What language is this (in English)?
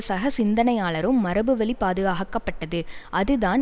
Tamil